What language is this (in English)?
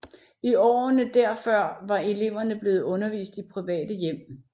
Danish